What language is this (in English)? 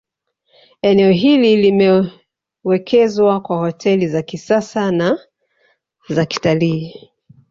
Swahili